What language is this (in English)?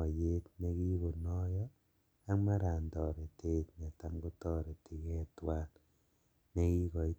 Kalenjin